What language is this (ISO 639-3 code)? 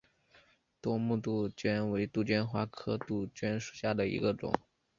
zho